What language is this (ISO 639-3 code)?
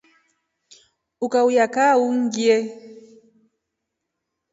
rof